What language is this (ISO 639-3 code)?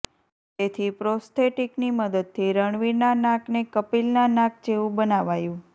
guj